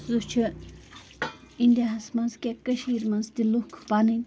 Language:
Kashmiri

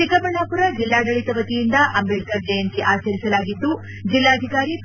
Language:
Kannada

